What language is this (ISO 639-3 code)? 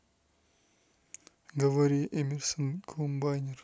rus